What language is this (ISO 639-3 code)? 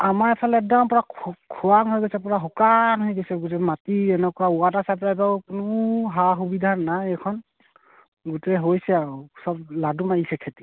asm